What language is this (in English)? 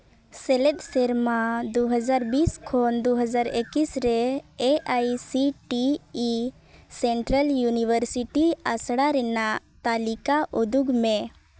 Santali